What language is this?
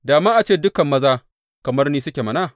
Hausa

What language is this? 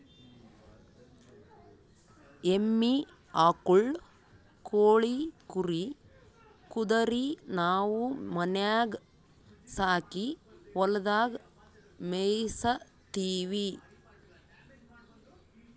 Kannada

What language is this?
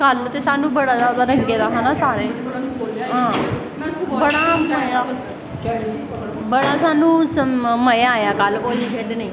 Dogri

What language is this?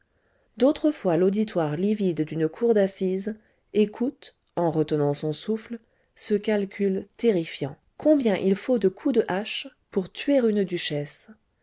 French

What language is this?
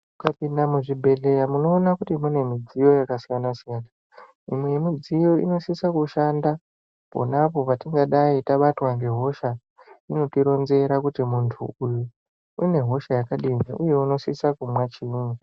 Ndau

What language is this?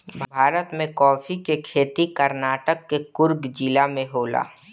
Bhojpuri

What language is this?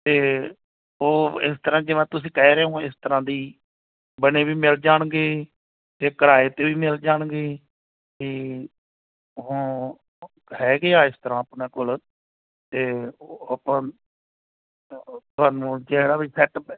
Punjabi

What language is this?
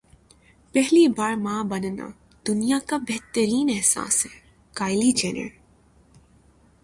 Urdu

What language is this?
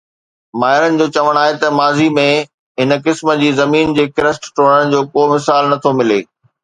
Sindhi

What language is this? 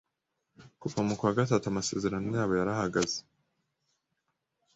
Kinyarwanda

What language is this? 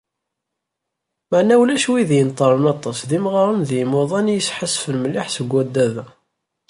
Kabyle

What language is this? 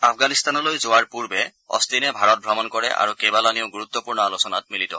Assamese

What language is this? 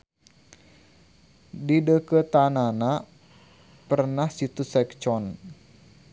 Sundanese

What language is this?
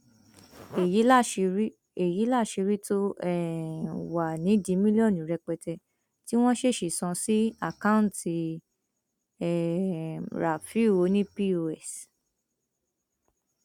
Yoruba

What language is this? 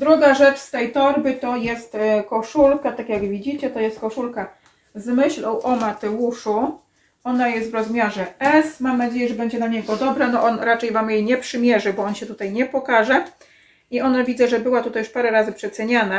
Polish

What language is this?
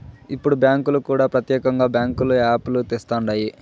Telugu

